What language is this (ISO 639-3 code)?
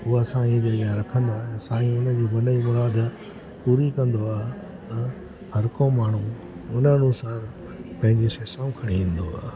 snd